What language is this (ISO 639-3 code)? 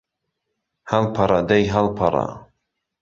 ckb